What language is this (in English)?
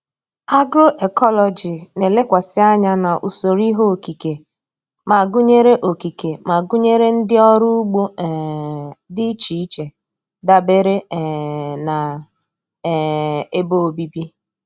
Igbo